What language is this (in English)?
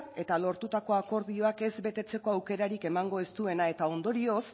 Basque